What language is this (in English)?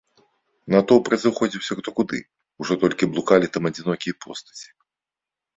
Belarusian